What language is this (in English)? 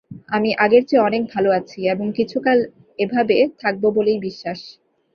Bangla